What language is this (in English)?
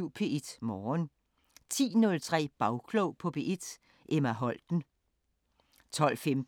Danish